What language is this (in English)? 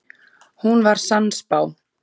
Icelandic